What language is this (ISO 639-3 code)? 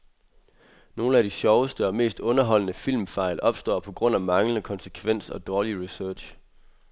dan